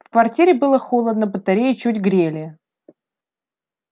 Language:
Russian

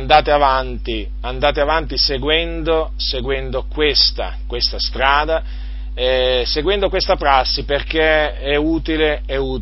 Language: Italian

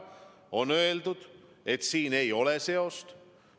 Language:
Estonian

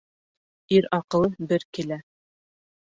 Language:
Bashkir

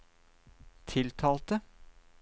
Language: Norwegian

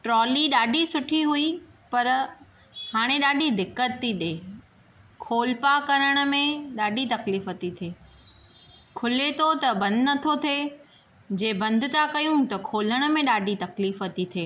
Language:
Sindhi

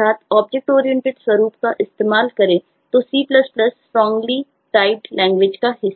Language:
Hindi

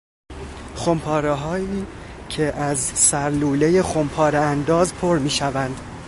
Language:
Persian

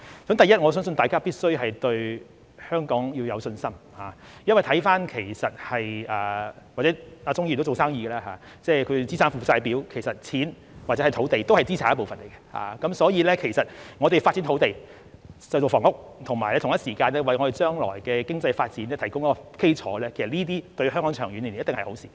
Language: Cantonese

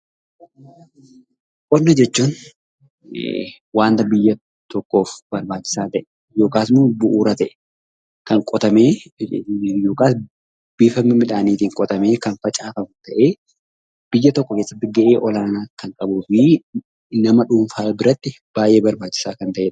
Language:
Oromo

